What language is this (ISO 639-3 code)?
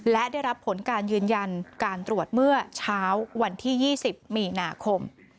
tha